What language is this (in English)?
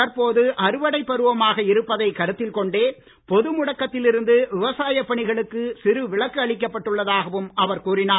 Tamil